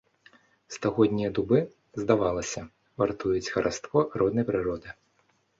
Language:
Belarusian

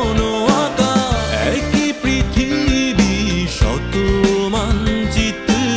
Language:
Bangla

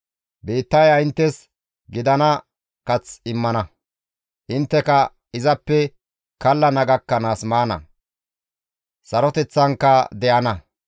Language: Gamo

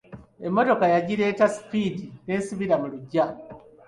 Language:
Ganda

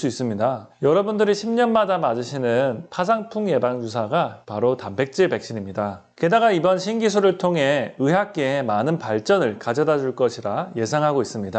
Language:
Korean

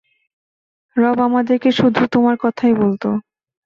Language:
Bangla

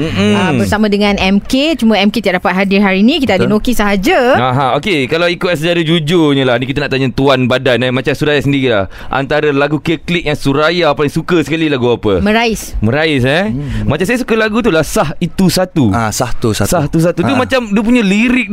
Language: Malay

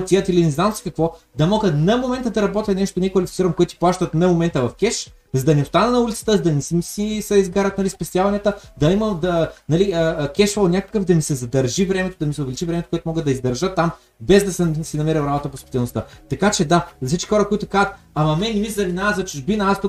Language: Bulgarian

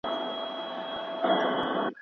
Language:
Pashto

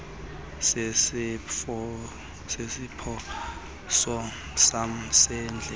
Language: Xhosa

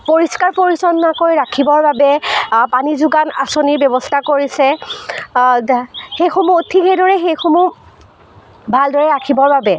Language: Assamese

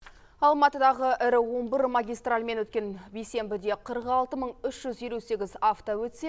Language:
Kazakh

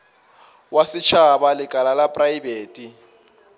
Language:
Northern Sotho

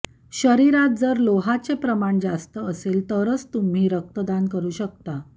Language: Marathi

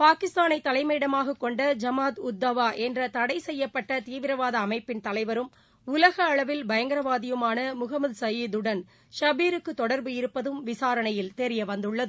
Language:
Tamil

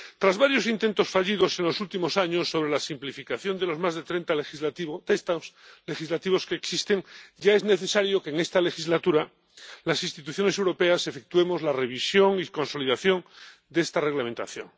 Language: Spanish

